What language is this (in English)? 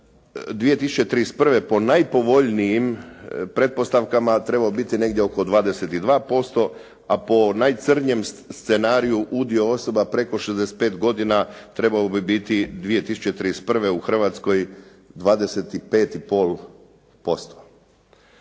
Croatian